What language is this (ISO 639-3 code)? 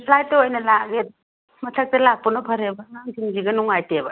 mni